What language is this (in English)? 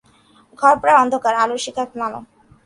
Bangla